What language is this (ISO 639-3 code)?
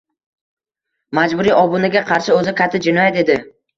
uzb